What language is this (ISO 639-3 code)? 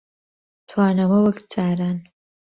ckb